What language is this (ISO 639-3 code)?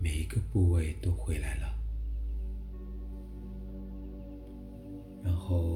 zho